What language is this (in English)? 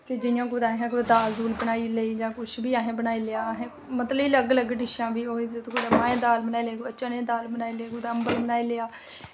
Dogri